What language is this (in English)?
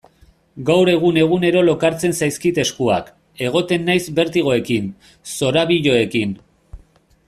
Basque